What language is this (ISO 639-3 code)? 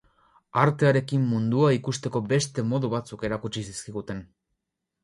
eus